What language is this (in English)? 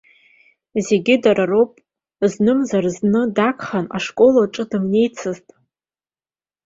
Abkhazian